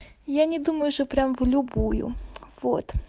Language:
Russian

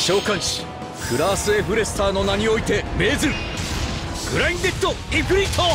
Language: Japanese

